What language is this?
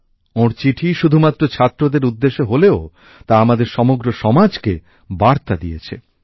Bangla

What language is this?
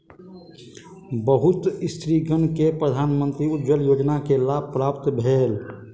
Maithili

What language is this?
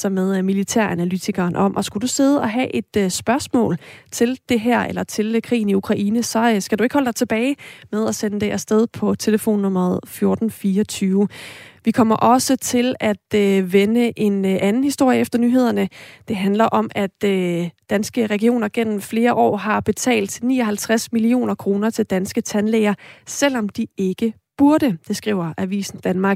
Danish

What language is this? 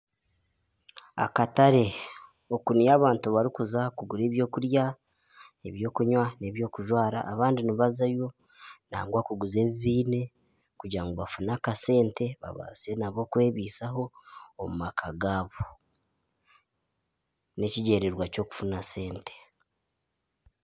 Nyankole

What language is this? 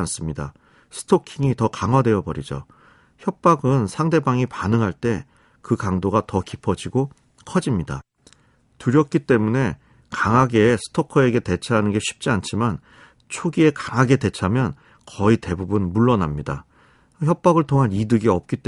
Korean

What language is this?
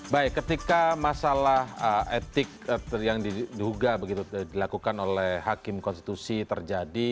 Indonesian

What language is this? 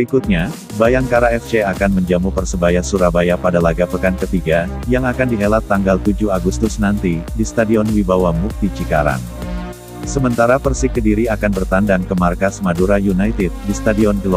Indonesian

